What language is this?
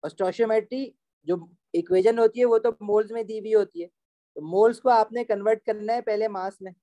Hindi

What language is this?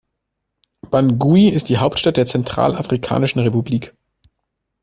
German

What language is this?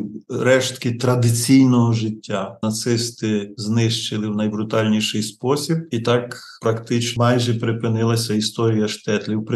Ukrainian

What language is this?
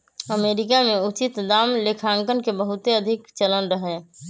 Magahi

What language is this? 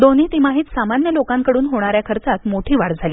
Marathi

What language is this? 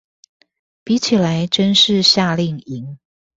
Chinese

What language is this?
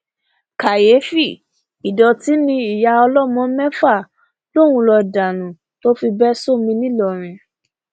Yoruba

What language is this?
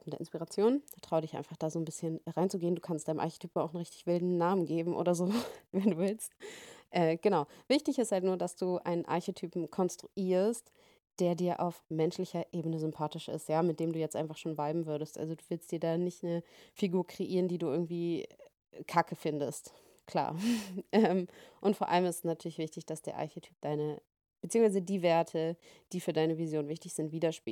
German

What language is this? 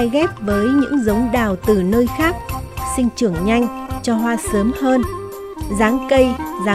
Vietnamese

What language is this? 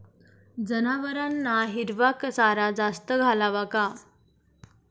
Marathi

